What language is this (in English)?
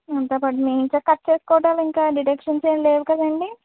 Telugu